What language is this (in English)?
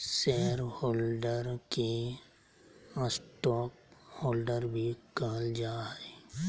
Magahi